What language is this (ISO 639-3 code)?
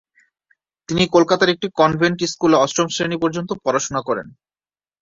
ben